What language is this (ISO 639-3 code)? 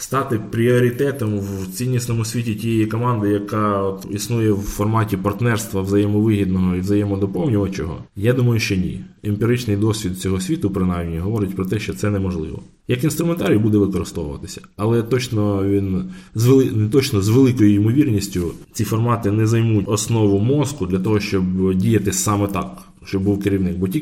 ukr